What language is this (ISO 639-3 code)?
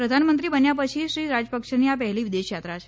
guj